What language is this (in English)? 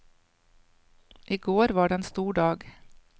Norwegian